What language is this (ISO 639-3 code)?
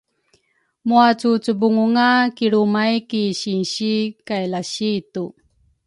dru